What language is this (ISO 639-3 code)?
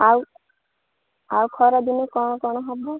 ori